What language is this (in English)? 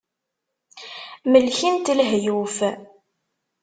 Kabyle